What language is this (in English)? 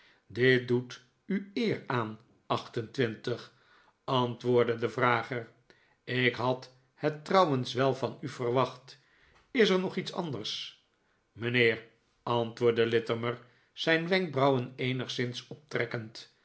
Dutch